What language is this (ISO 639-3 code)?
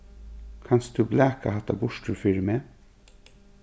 fao